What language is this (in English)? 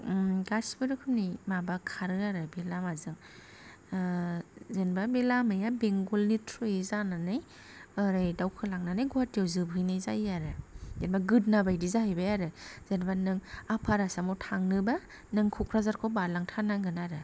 Bodo